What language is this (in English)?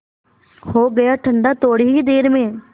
Hindi